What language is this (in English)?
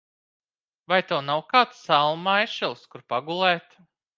Latvian